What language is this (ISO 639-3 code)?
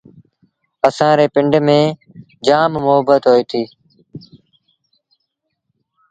sbn